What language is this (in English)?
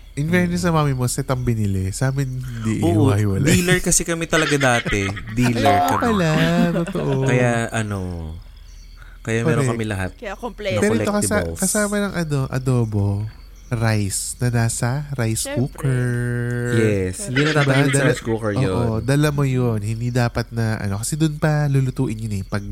Filipino